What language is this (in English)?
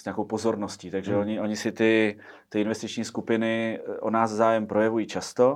Czech